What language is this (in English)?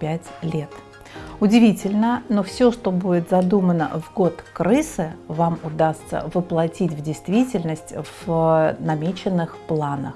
Russian